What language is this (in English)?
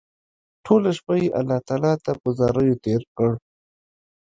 Pashto